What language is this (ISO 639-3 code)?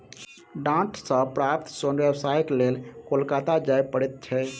mai